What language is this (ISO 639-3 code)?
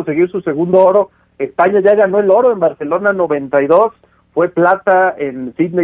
spa